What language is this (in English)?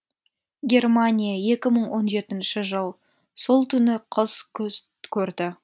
Kazakh